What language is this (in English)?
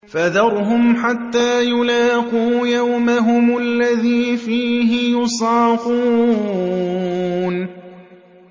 Arabic